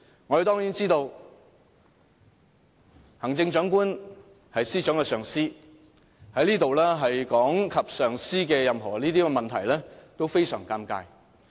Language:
Cantonese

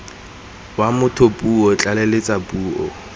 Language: Tswana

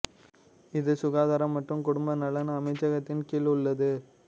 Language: Tamil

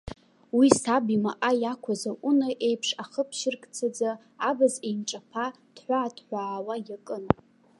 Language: Abkhazian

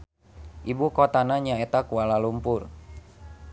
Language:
Sundanese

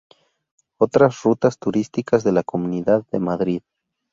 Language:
Spanish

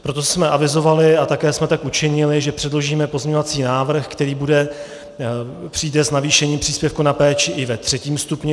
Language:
Czech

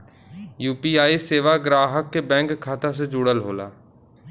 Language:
Bhojpuri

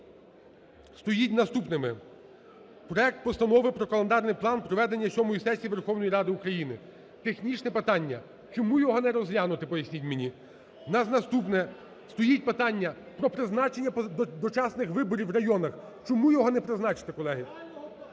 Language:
Ukrainian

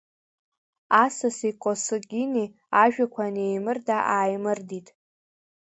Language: Abkhazian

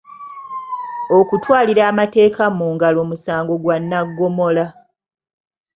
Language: Ganda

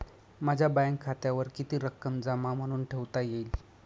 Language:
Marathi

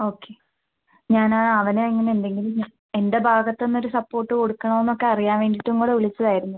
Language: Malayalam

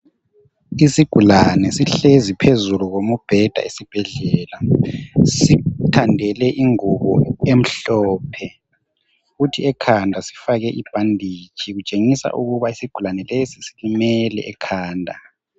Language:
North Ndebele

